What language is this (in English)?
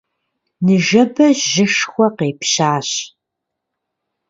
Kabardian